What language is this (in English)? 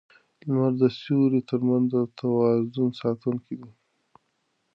Pashto